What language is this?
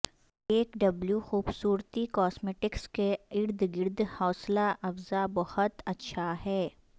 Urdu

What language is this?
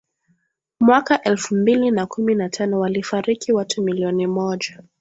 Swahili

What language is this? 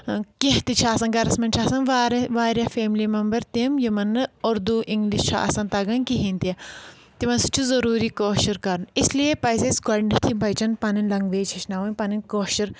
Kashmiri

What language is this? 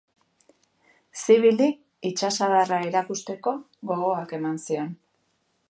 Basque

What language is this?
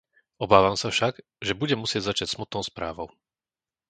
Slovak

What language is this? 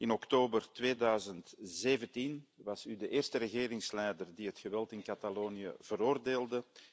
Dutch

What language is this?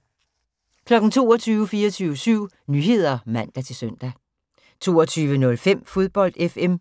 Danish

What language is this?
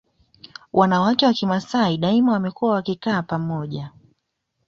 Swahili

